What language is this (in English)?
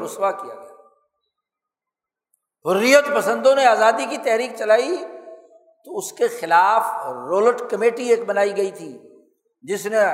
Urdu